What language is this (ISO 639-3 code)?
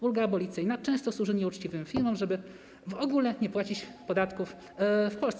pol